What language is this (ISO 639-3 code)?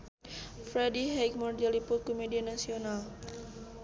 sun